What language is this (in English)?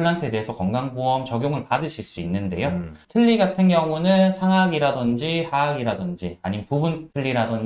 Korean